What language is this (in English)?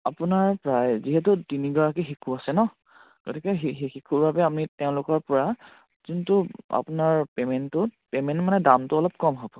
Assamese